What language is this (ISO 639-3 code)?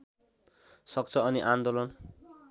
nep